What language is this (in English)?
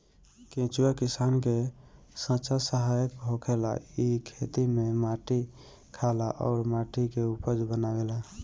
Bhojpuri